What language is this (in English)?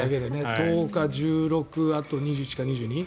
Japanese